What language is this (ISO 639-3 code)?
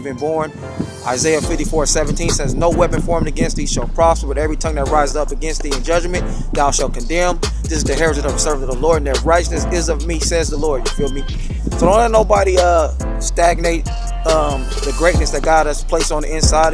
eng